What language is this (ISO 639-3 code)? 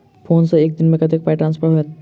mai